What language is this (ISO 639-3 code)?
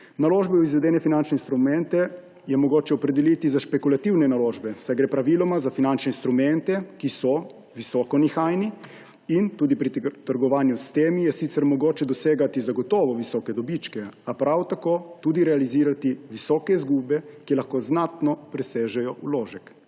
slv